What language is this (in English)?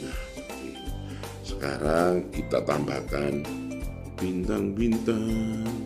Indonesian